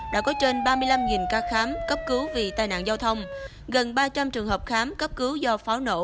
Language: Vietnamese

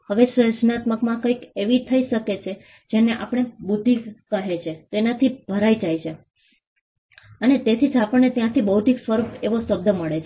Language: Gujarati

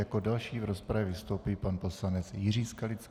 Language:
Czech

